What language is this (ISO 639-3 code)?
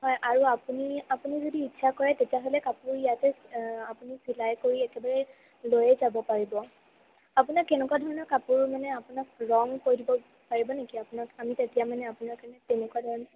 asm